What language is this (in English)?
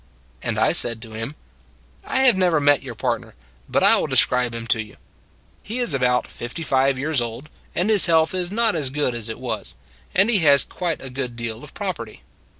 English